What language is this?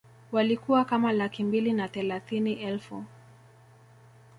Swahili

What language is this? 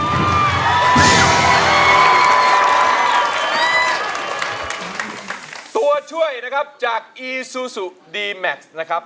Thai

